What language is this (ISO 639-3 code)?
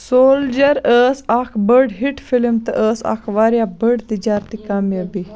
kas